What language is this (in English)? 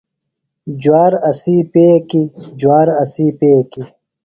Phalura